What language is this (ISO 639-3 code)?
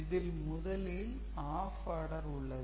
tam